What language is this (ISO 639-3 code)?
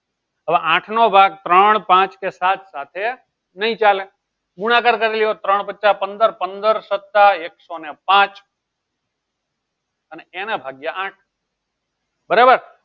guj